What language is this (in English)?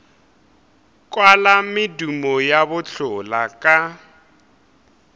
Northern Sotho